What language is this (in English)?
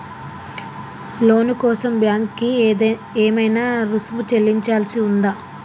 Telugu